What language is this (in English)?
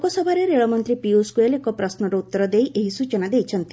Odia